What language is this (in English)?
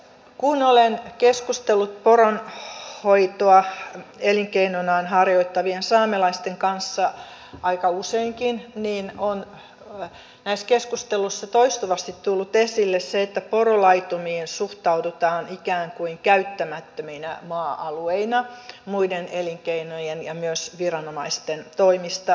Finnish